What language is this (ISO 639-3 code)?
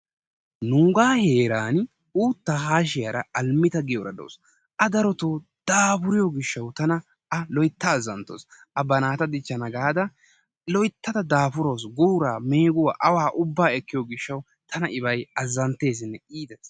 wal